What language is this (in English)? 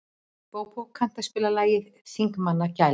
Icelandic